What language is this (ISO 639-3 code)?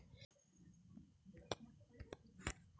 kan